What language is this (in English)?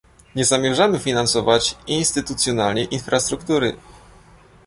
Polish